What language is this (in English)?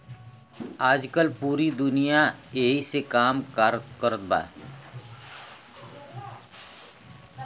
Bhojpuri